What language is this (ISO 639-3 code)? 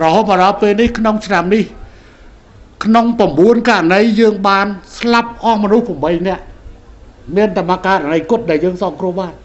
tha